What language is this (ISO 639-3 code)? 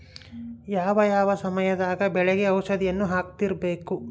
kan